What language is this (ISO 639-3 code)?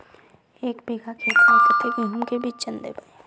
mag